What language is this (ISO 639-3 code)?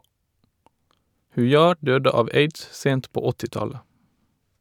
nor